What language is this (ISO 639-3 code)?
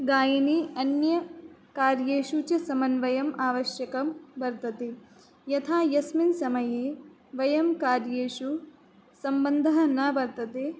san